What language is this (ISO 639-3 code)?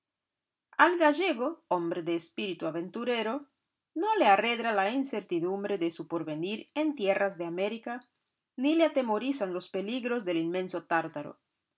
spa